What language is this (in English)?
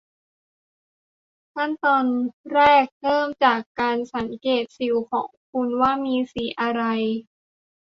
Thai